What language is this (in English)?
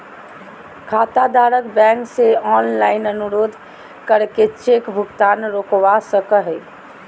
Magahi